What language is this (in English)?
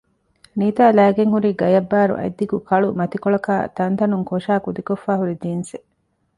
Divehi